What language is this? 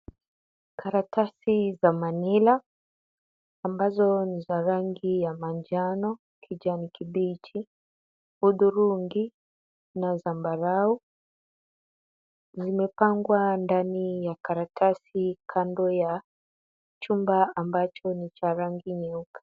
Swahili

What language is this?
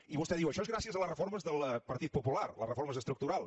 Catalan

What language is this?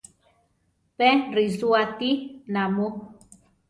Central Tarahumara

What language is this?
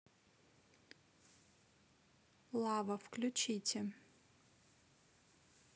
Russian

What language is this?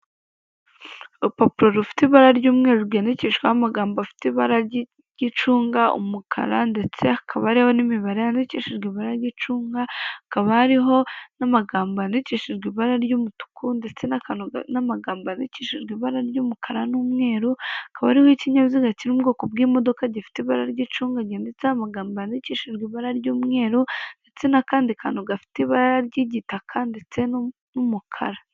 Kinyarwanda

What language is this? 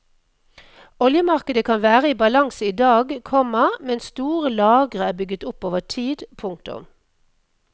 Norwegian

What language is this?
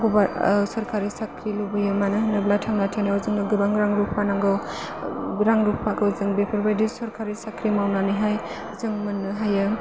Bodo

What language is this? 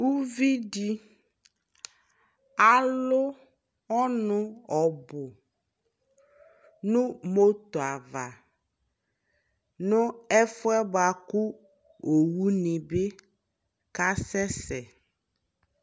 Ikposo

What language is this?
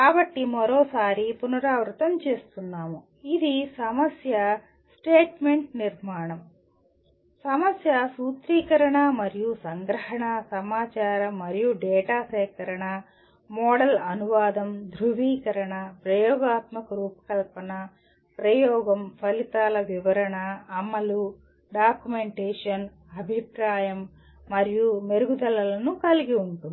Telugu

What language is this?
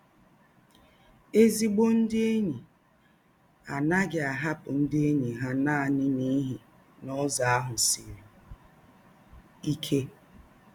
Igbo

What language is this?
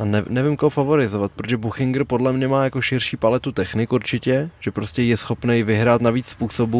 Czech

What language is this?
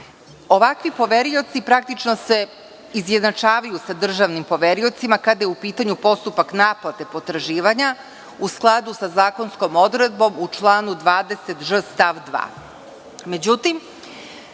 Serbian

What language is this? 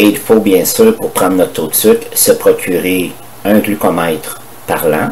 French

